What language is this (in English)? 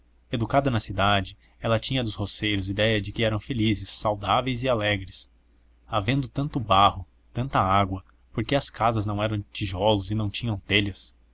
Portuguese